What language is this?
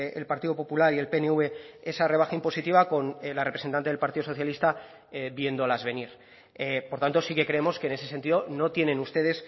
Spanish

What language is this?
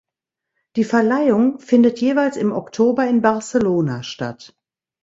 German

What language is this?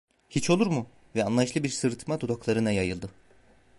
Turkish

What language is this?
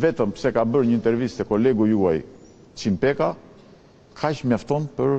Romanian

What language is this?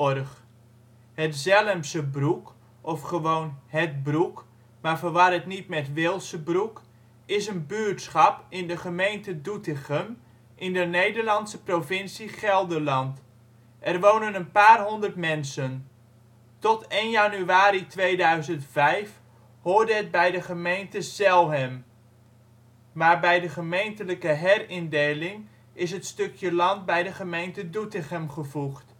Dutch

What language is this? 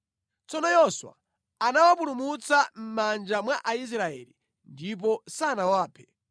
Nyanja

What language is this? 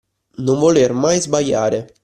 Italian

